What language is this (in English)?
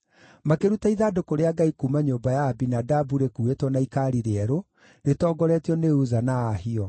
Kikuyu